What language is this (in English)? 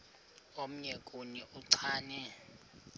Xhosa